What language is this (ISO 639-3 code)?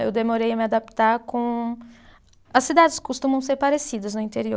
por